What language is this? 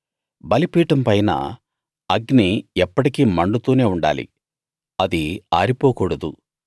Telugu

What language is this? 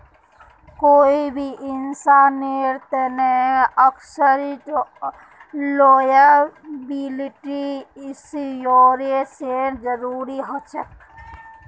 Magahi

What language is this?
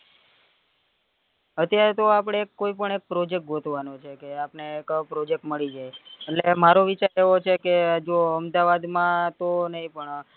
Gujarati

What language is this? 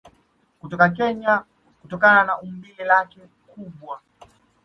Swahili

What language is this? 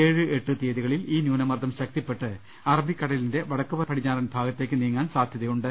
Malayalam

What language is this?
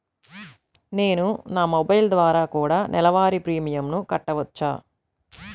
Telugu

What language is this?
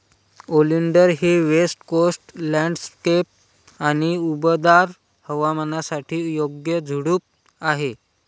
Marathi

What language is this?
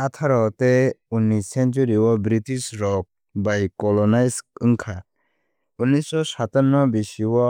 Kok Borok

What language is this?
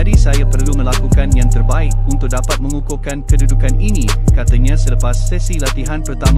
Malay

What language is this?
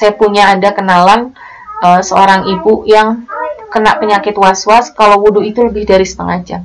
Indonesian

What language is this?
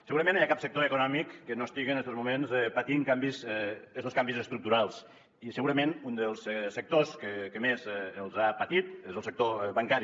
Catalan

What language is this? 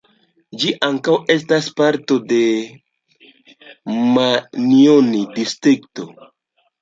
Esperanto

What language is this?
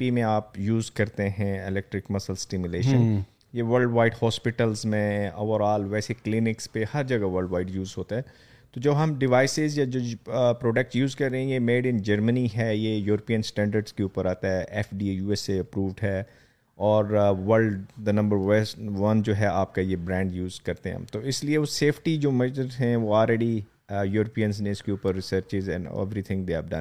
Urdu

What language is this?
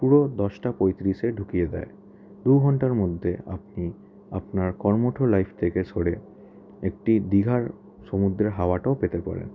Bangla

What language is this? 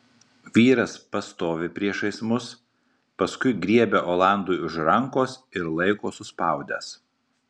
Lithuanian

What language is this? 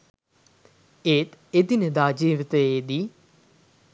Sinhala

